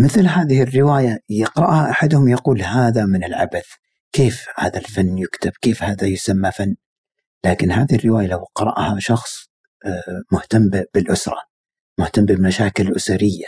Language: Arabic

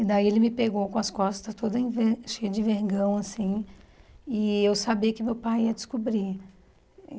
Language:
Portuguese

